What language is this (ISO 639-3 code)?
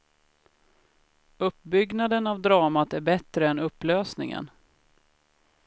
swe